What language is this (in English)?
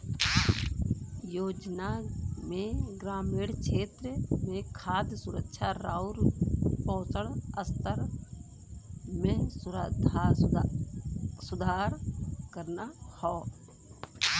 Bhojpuri